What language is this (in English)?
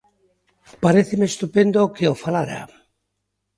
Galician